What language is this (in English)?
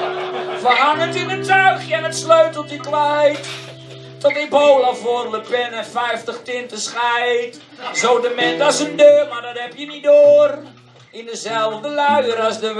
Dutch